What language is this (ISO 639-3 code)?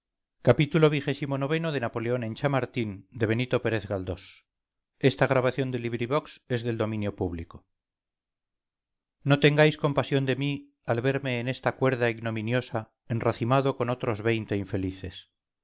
spa